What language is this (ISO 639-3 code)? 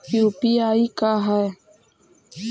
mag